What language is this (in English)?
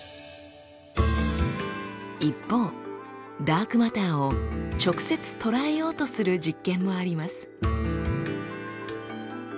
Japanese